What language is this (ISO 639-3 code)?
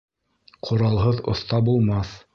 bak